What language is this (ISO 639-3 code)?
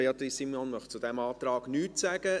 gsw